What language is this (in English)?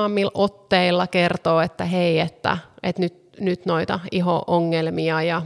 Finnish